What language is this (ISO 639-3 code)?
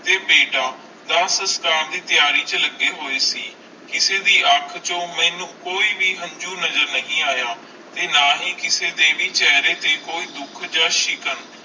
pan